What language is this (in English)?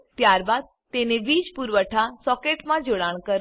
Gujarati